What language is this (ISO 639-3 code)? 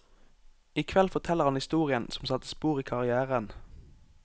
nor